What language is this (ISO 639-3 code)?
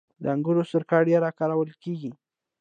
pus